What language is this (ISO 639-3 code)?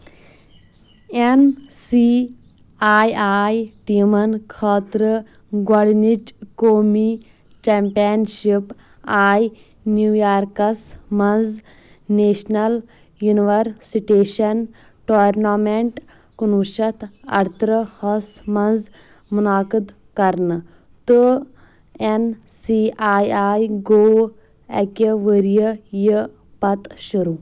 kas